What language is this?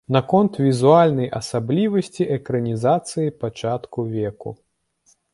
Belarusian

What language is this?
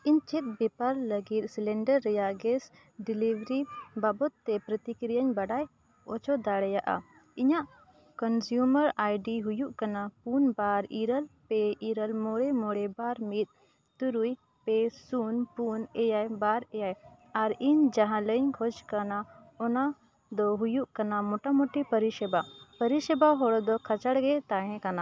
Santali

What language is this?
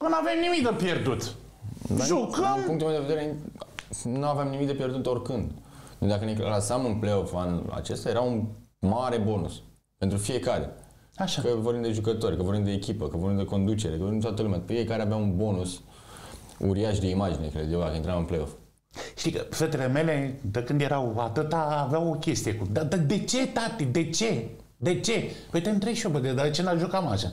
Romanian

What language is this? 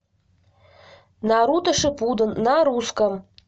Russian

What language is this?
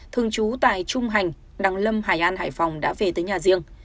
Vietnamese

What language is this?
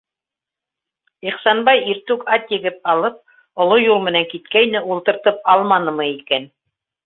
Bashkir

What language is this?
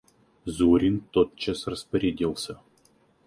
Russian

